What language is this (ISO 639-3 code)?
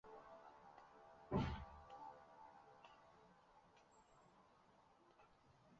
zho